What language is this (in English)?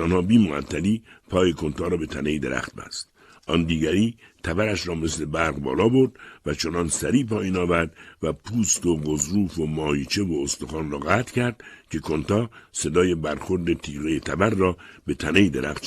Persian